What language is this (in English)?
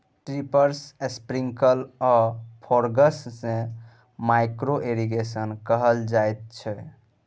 Maithili